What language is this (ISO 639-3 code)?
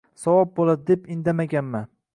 uzb